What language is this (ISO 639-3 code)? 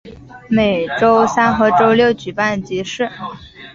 zho